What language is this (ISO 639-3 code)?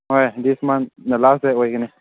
mni